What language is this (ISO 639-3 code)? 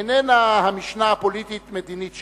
heb